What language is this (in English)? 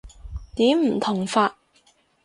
Cantonese